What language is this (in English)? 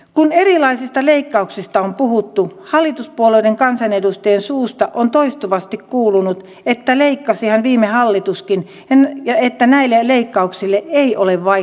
Finnish